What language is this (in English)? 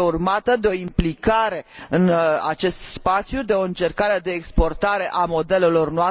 Romanian